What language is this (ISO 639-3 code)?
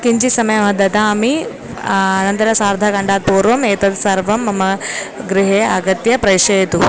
san